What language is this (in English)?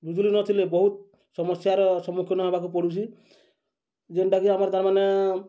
Odia